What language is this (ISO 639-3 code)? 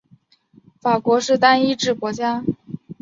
zho